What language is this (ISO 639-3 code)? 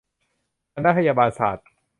tha